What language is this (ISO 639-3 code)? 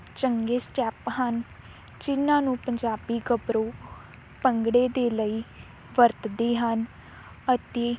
pan